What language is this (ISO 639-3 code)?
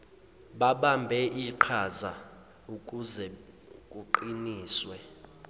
zul